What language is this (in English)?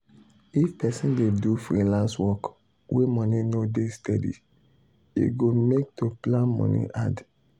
Nigerian Pidgin